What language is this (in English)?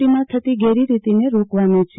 Gujarati